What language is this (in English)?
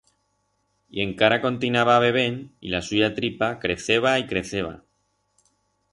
Aragonese